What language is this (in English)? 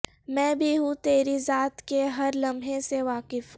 Urdu